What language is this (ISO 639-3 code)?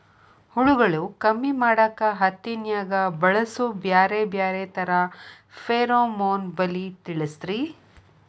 kan